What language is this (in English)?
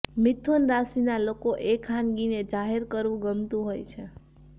Gujarati